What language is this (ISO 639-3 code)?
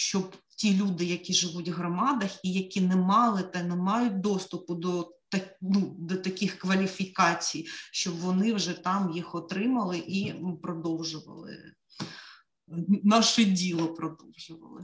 ukr